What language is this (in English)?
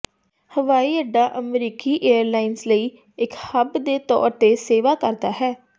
Punjabi